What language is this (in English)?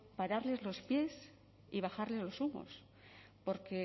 Spanish